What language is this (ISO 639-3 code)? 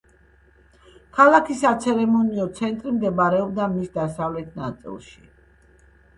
kat